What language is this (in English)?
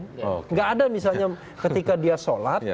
Indonesian